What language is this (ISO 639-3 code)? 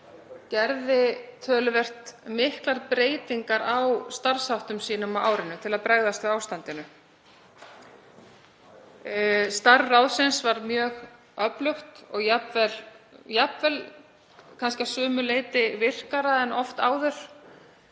isl